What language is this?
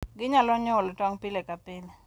Luo (Kenya and Tanzania)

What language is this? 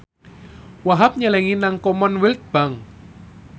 Javanese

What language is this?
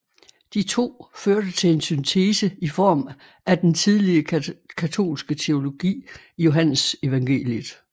Danish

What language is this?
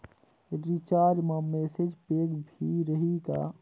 Chhattisgarhi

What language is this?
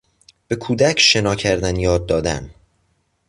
Persian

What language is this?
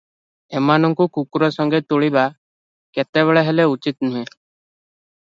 Odia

